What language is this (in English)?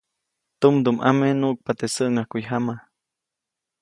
Copainalá Zoque